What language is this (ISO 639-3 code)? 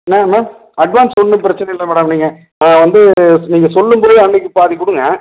tam